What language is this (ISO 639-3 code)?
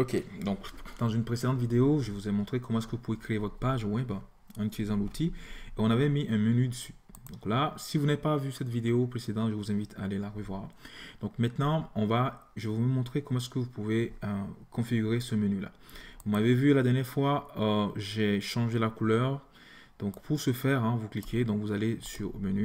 fra